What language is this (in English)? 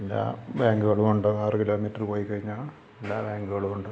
Malayalam